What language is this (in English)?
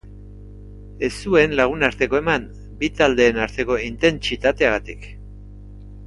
Basque